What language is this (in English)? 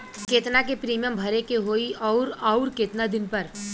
Bhojpuri